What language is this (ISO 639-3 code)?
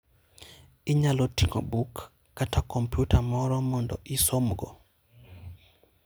luo